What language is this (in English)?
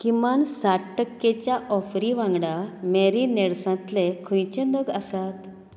Konkani